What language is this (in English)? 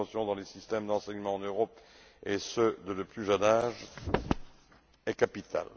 French